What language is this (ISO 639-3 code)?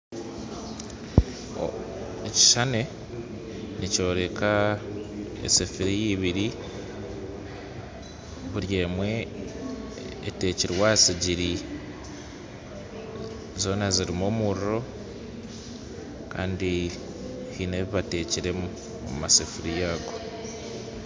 nyn